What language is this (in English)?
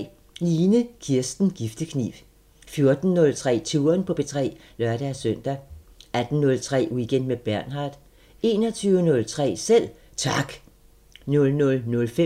Danish